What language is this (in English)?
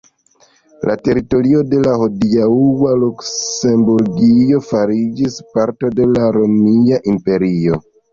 Esperanto